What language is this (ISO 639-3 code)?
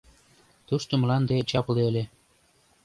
chm